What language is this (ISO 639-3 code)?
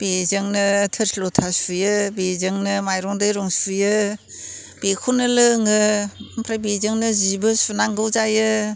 brx